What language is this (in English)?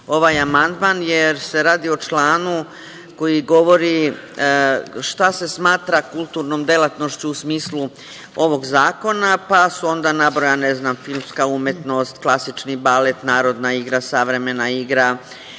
Serbian